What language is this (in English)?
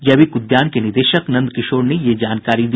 Hindi